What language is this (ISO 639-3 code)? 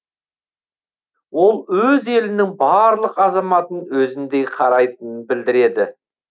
kaz